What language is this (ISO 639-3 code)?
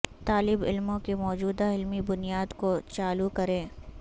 urd